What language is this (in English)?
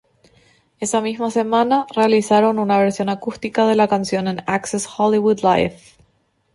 Spanish